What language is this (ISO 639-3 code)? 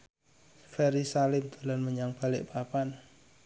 jav